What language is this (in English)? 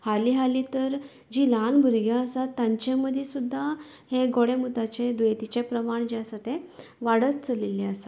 Konkani